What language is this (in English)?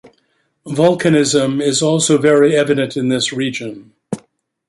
English